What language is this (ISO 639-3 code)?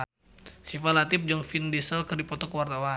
sun